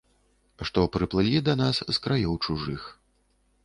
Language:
Belarusian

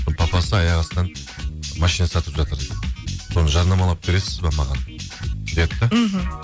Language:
Kazakh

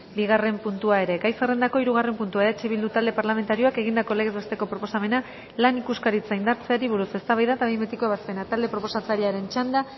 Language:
Basque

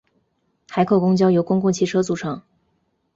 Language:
Chinese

